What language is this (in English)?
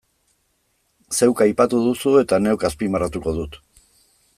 Basque